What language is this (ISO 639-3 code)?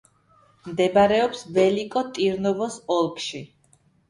kat